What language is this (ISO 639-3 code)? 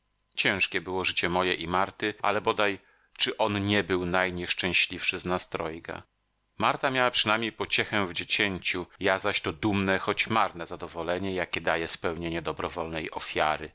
pol